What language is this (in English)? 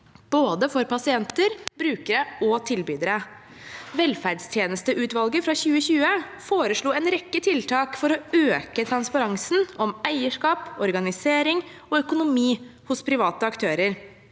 Norwegian